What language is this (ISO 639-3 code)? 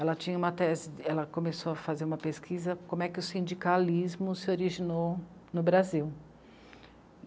por